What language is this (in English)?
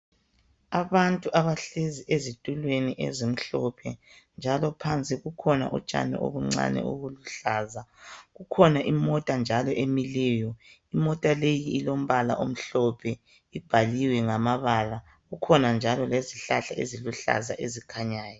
North Ndebele